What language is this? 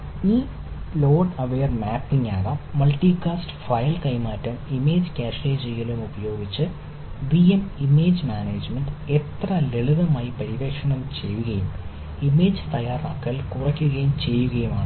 Malayalam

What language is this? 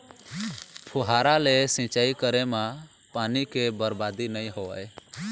Chhattisgarhi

